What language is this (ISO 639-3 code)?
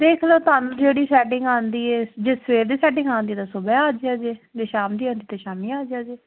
pan